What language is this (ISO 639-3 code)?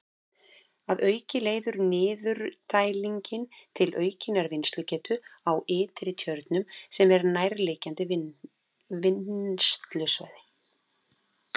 isl